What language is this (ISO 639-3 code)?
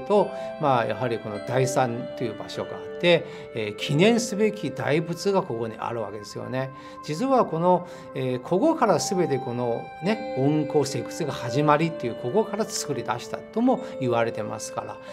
jpn